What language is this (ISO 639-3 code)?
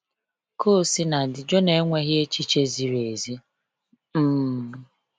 ibo